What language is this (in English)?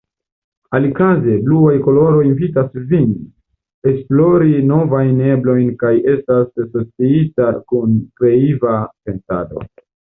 Esperanto